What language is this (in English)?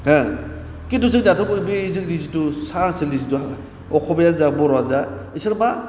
Bodo